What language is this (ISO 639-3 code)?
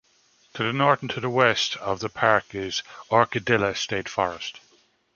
eng